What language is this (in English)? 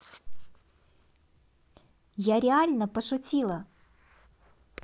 Russian